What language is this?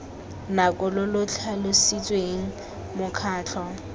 Tswana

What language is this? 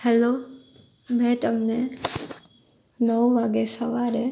Gujarati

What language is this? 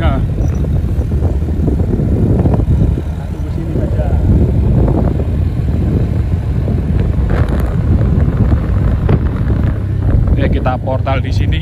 Indonesian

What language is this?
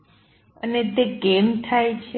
Gujarati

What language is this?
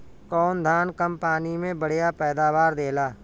Bhojpuri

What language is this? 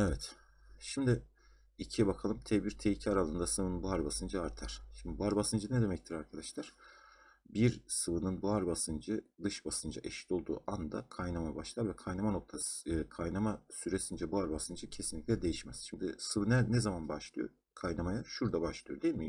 Turkish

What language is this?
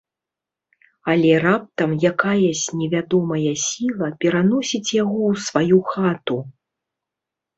Belarusian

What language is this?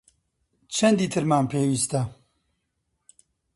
Central Kurdish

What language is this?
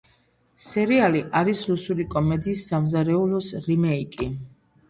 Georgian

